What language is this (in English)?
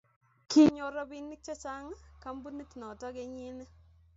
Kalenjin